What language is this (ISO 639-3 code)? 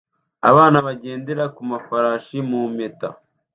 kin